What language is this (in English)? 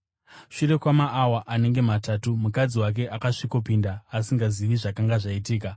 Shona